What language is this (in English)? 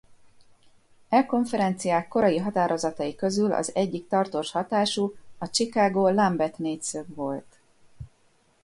Hungarian